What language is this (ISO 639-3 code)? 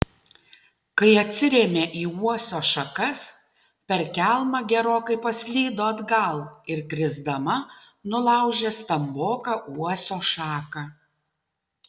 lit